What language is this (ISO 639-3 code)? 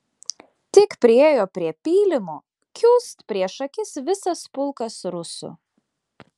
lit